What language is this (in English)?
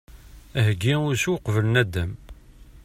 Kabyle